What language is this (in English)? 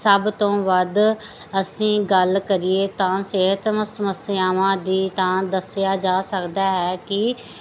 Punjabi